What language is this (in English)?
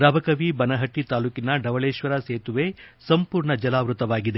Kannada